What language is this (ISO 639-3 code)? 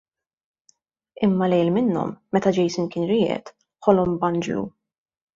mlt